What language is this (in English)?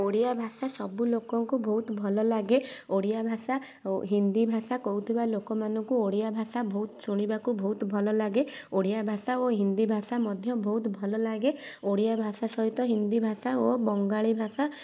Odia